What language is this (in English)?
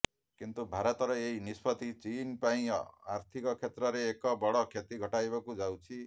Odia